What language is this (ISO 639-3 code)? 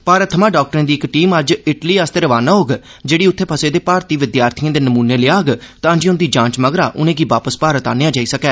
doi